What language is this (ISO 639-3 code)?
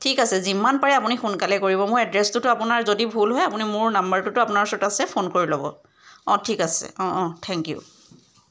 asm